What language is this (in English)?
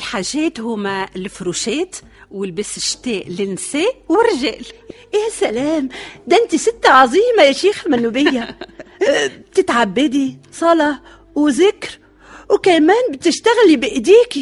Arabic